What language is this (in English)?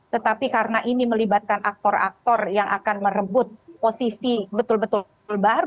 Indonesian